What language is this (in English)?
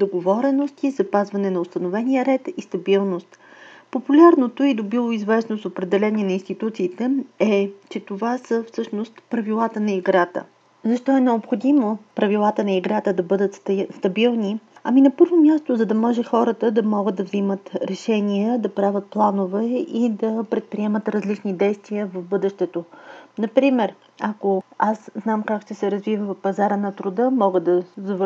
Bulgarian